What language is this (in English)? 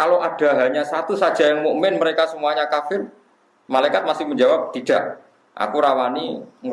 Indonesian